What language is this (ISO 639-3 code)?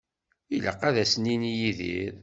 kab